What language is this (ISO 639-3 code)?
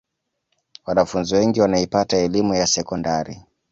swa